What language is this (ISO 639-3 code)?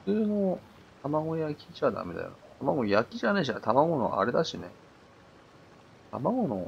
jpn